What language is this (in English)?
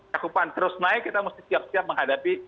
Indonesian